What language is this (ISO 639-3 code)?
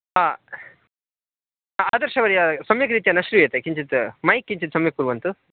san